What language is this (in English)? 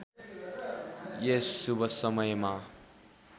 Nepali